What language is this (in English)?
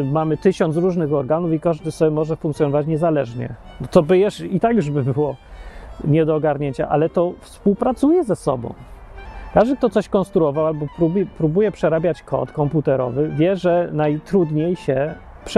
Polish